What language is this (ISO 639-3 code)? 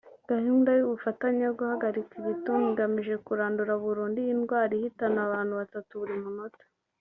kin